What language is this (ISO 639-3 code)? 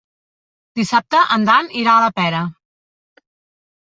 cat